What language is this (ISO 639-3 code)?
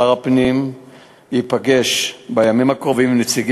heb